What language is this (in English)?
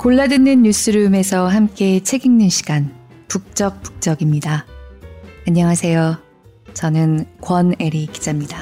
Korean